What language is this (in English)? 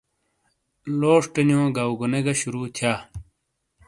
Shina